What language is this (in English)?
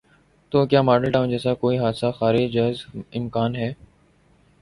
Urdu